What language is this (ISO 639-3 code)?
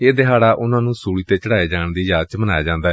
pan